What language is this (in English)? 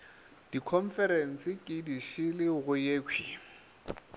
Northern Sotho